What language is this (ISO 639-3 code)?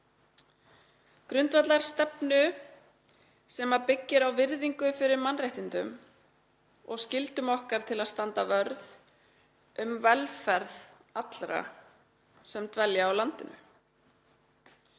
isl